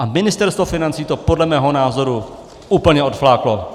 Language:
Czech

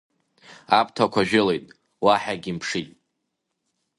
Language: Abkhazian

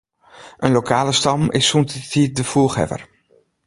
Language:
Western Frisian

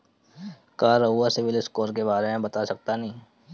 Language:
Bhojpuri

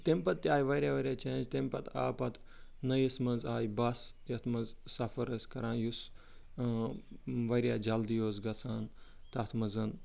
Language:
Kashmiri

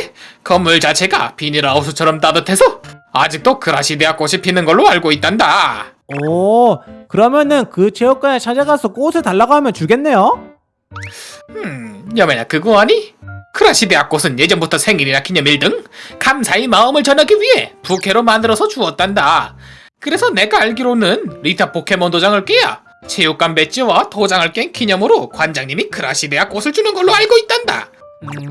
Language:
Korean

